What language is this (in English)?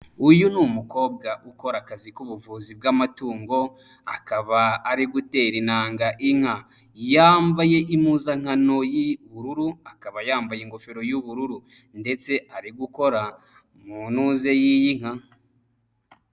Kinyarwanda